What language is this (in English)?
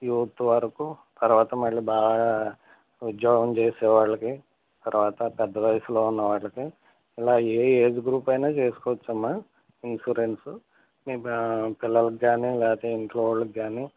Telugu